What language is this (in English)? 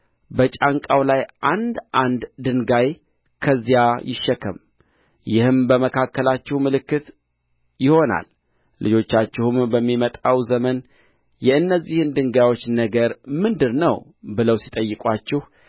Amharic